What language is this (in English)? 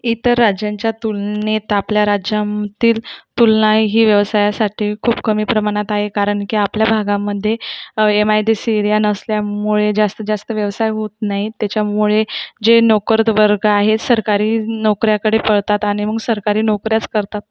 Marathi